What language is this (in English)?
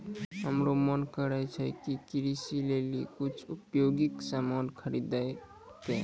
Maithili